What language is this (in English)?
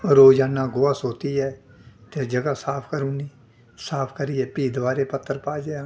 Dogri